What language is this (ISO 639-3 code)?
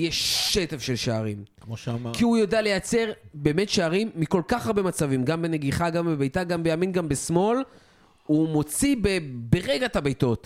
heb